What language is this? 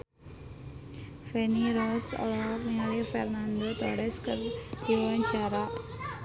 Sundanese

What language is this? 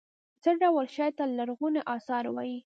Pashto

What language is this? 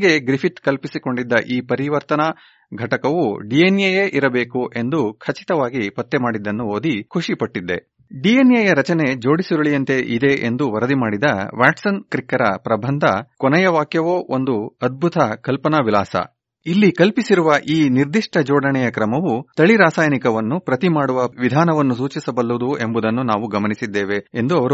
Kannada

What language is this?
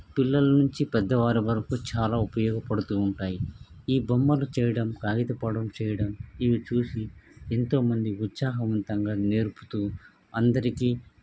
Telugu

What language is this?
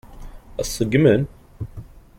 Kabyle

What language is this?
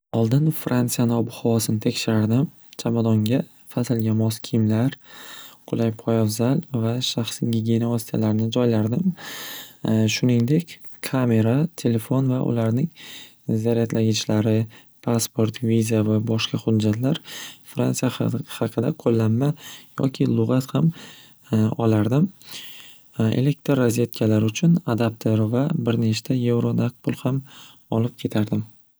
Uzbek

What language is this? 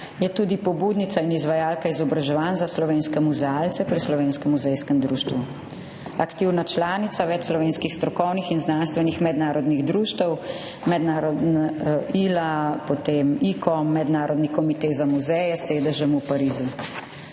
Slovenian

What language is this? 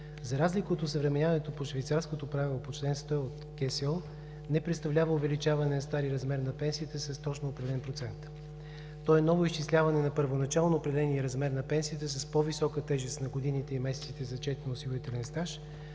Bulgarian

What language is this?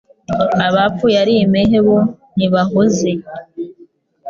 Kinyarwanda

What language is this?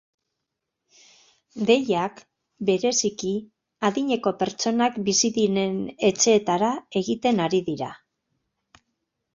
Basque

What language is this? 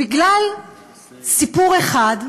Hebrew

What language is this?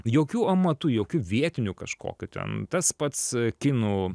Lithuanian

